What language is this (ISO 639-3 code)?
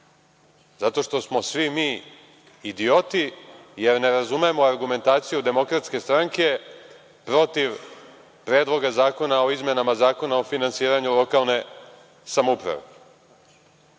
srp